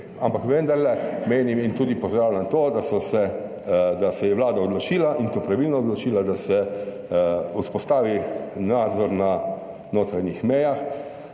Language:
Slovenian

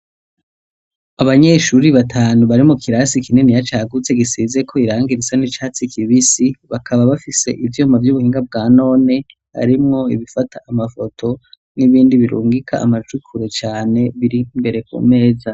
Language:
Rundi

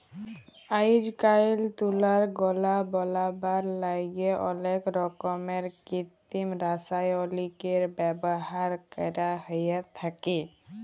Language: Bangla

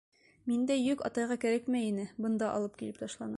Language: Bashkir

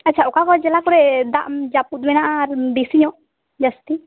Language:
Santali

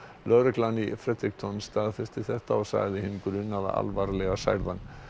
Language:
Icelandic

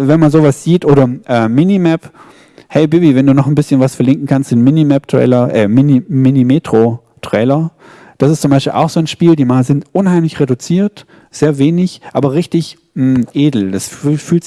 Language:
German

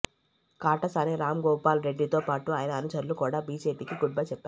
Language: Telugu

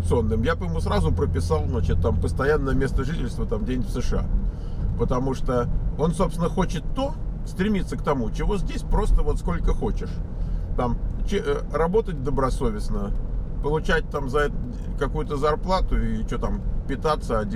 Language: Russian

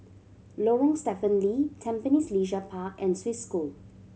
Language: English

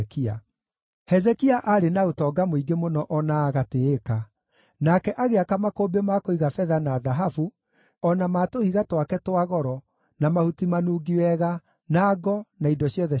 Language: Kikuyu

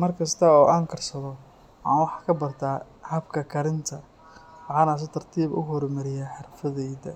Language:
Somali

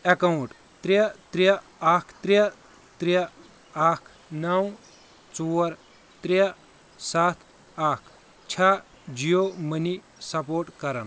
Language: Kashmiri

